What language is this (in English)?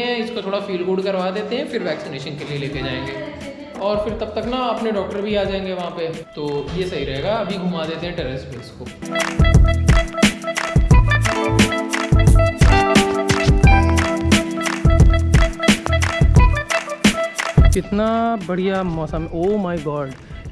Hindi